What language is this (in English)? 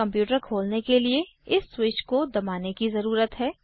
Hindi